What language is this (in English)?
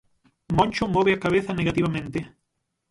Galician